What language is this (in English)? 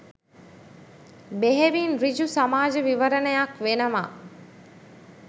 Sinhala